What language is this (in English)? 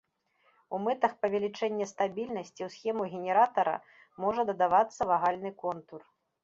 Belarusian